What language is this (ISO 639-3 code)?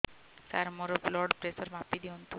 ori